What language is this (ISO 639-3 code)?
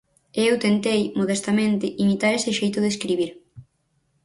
glg